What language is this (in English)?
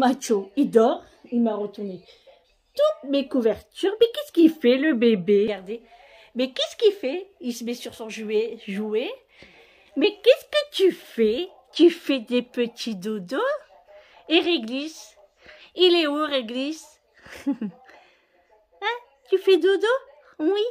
French